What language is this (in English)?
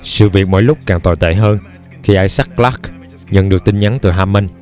Vietnamese